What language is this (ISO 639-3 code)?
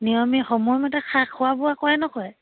asm